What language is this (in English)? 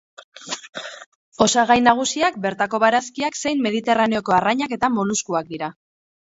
Basque